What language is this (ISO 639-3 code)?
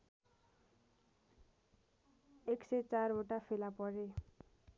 nep